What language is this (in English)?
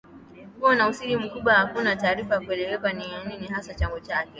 Swahili